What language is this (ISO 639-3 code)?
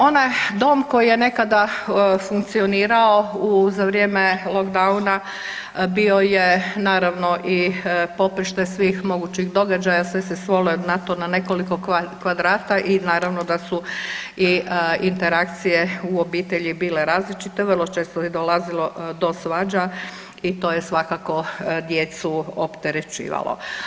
hrv